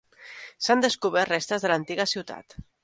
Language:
Catalan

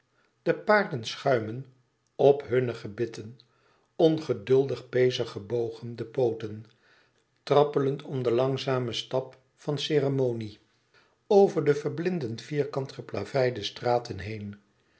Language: Dutch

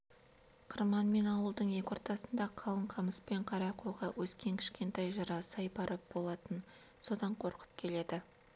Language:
Kazakh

